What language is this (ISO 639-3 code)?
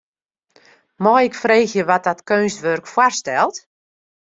fry